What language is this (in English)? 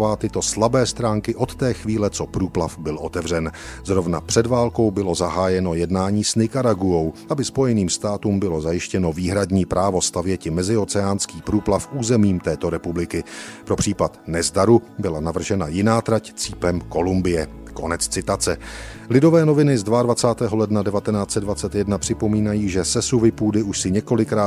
Czech